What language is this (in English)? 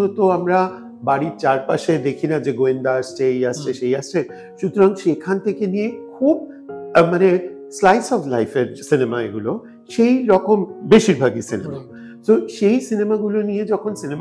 Bangla